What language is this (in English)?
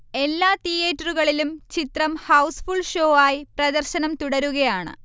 Malayalam